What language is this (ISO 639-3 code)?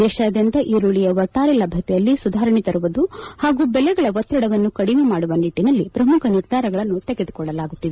kan